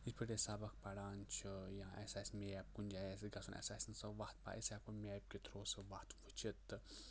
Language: Kashmiri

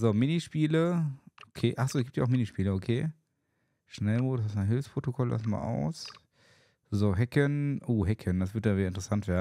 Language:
German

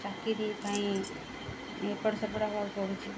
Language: Odia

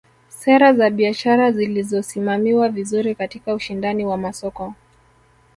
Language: Swahili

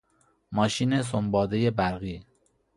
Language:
Persian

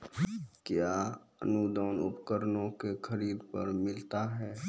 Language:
Maithili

